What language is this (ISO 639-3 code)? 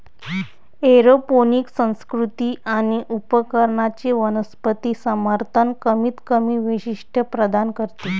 mar